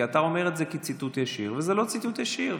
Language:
Hebrew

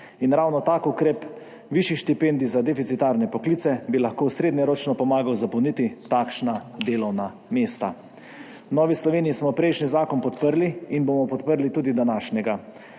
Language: Slovenian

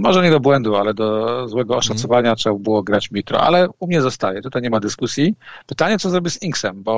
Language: Polish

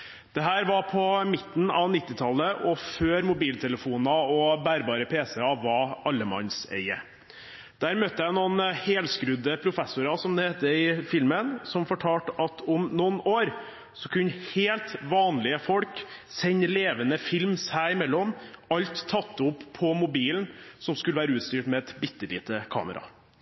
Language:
Norwegian Bokmål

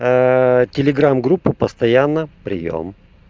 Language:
Russian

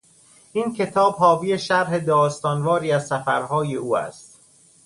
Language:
Persian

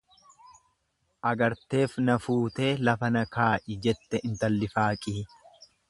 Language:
Oromo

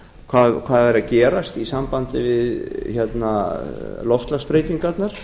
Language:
Icelandic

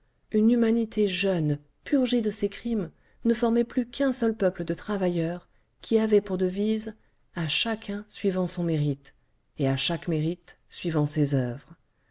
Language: French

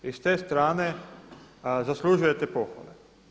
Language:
Croatian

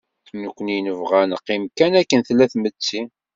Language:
Kabyle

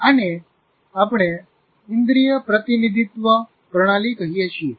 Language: Gujarati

